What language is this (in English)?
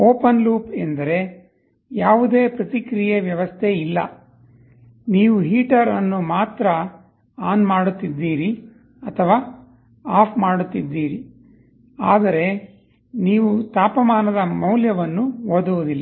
Kannada